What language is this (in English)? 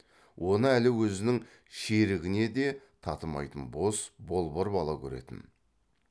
Kazakh